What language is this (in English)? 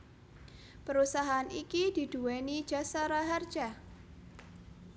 Javanese